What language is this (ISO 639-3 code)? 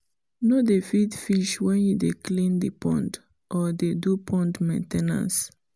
pcm